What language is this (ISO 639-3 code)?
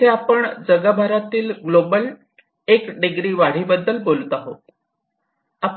mar